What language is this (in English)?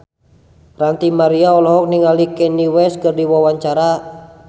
Sundanese